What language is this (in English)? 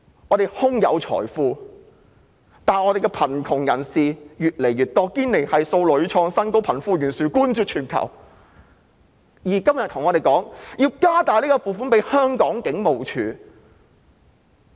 Cantonese